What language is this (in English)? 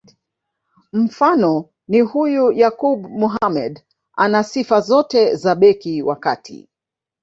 Swahili